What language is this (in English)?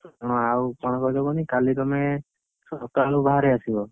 Odia